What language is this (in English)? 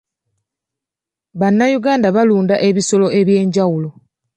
Ganda